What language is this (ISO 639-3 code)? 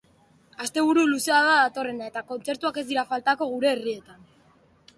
eus